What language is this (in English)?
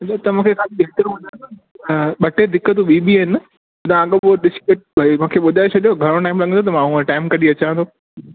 Sindhi